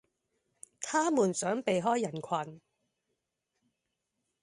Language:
Cantonese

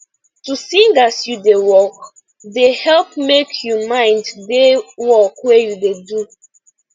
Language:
Nigerian Pidgin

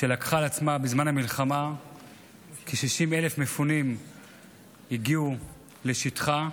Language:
Hebrew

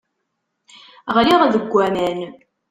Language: Kabyle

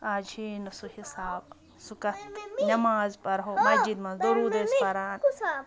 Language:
Kashmiri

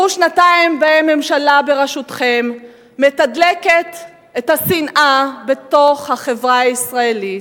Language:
Hebrew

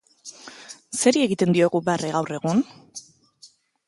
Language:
Basque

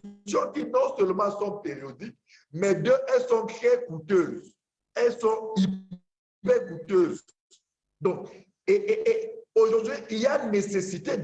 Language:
French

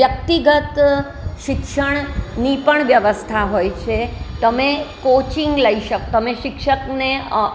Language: Gujarati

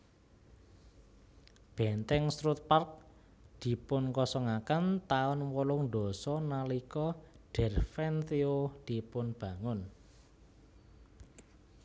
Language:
Javanese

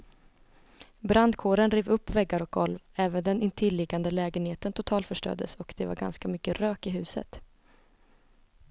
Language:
Swedish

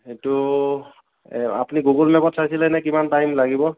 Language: Assamese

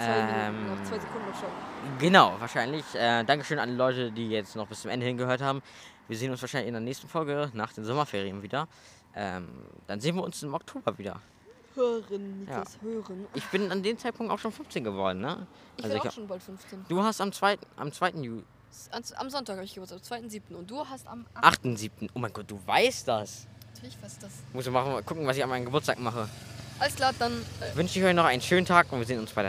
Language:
German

